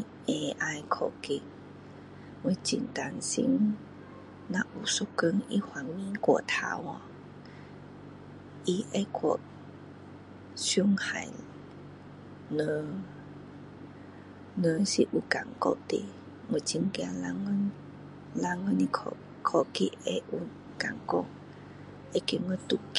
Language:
Min Dong Chinese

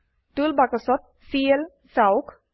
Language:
Assamese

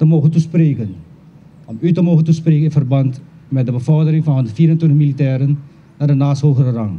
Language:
Dutch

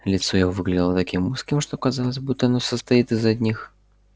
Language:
Russian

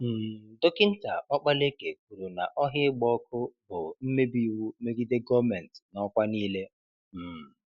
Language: Igbo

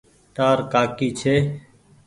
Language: Goaria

